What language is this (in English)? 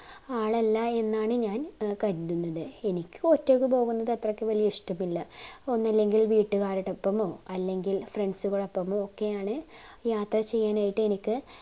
Malayalam